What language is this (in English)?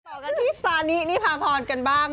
Thai